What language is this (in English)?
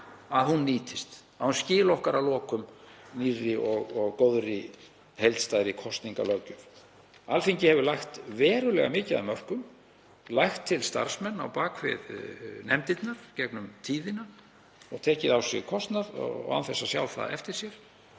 Icelandic